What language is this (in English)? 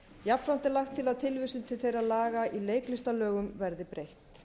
Icelandic